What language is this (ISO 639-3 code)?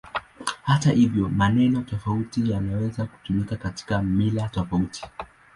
swa